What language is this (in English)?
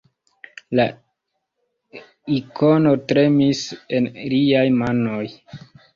Esperanto